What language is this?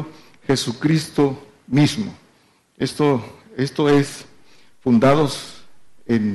Spanish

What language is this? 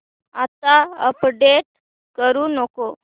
Marathi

